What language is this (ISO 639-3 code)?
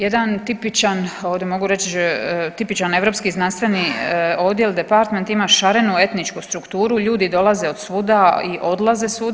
hrv